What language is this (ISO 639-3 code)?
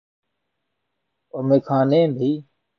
urd